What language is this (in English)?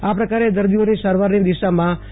Gujarati